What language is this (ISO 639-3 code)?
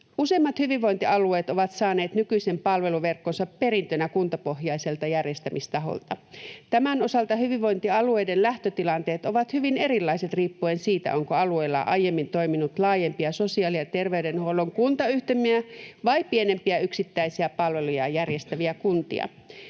fin